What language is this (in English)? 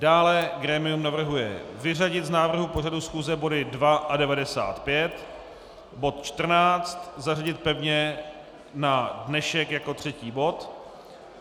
Czech